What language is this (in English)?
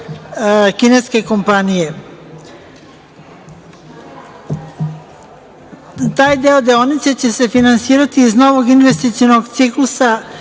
Serbian